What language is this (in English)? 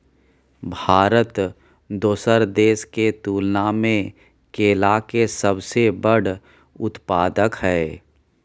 Maithili